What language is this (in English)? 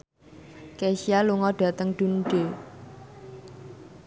Javanese